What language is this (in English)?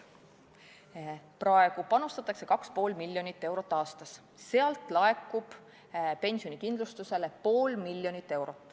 Estonian